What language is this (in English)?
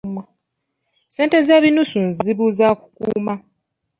Ganda